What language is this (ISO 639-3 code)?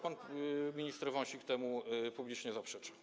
pol